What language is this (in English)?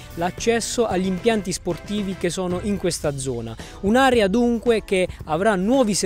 Italian